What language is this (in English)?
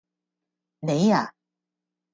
Cantonese